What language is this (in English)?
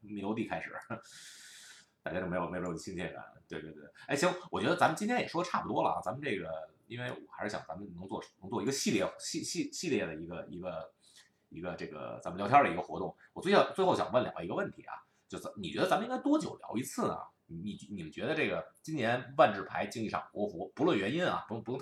Chinese